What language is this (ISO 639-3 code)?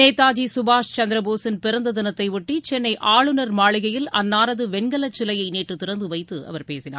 tam